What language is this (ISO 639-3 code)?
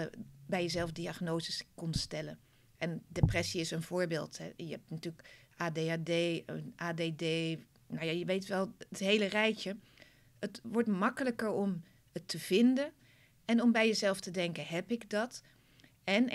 nld